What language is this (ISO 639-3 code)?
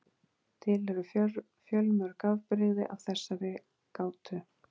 isl